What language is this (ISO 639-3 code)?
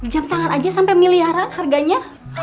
ind